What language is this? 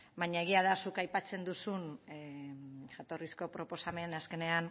Basque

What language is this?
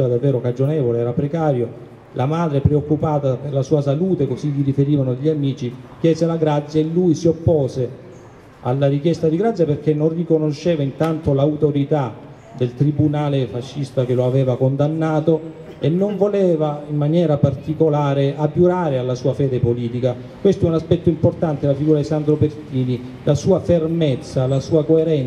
Italian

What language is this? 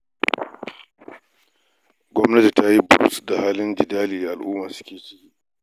Hausa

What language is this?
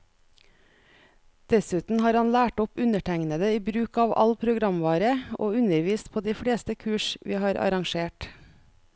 Norwegian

